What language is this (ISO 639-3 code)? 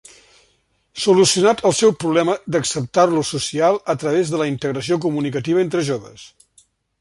cat